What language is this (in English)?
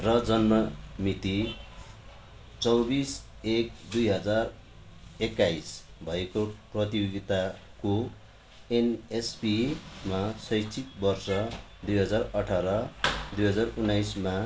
Nepali